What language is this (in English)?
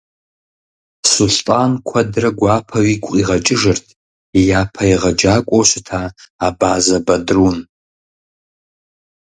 Kabardian